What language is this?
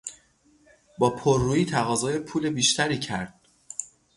Persian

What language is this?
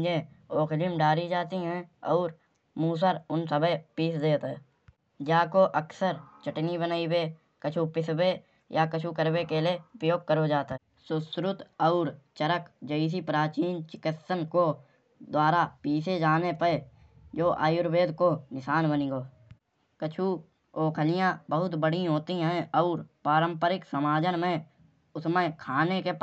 Kanauji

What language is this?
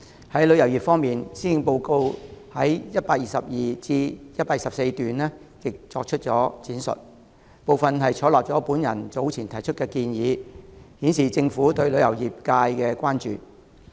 Cantonese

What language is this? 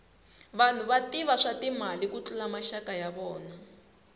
Tsonga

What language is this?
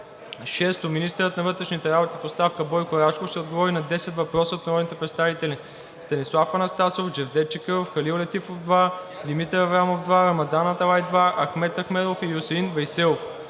Bulgarian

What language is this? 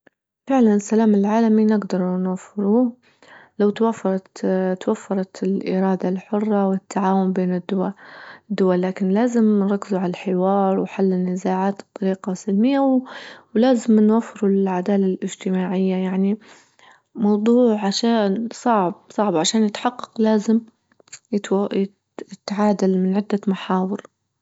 Libyan Arabic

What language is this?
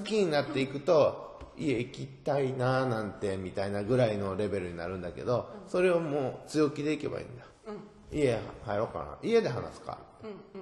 Japanese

